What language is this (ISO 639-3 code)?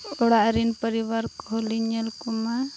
sat